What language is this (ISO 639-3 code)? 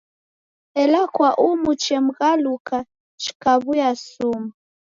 dav